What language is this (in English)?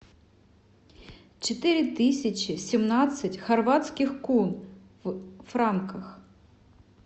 Russian